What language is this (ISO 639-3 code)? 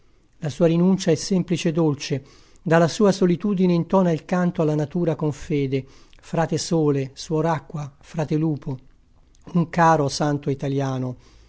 ita